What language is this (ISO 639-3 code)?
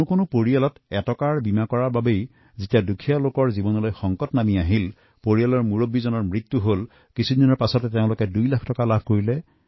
asm